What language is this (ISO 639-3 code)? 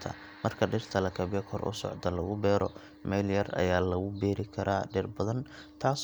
som